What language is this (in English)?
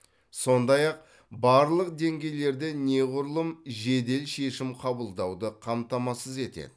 Kazakh